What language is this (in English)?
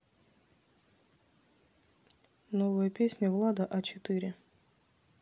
Russian